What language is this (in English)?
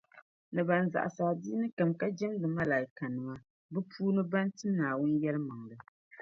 Dagbani